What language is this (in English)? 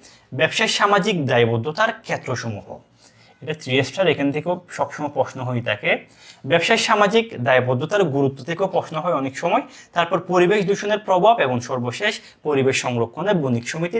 Romanian